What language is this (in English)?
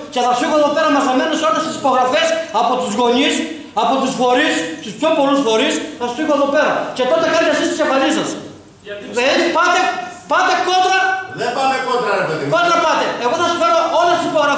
Greek